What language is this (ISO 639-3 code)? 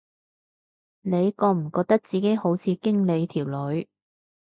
yue